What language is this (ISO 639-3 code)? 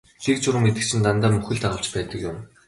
mon